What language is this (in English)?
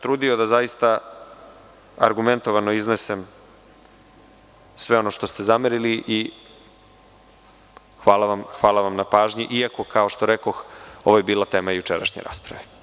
Serbian